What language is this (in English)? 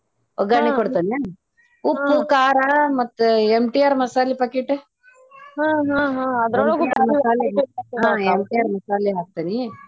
Kannada